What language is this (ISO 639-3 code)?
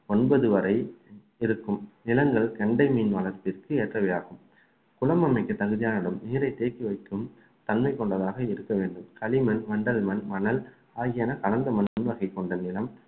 tam